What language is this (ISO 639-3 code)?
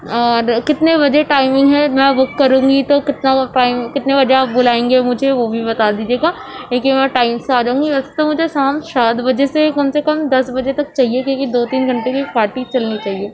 urd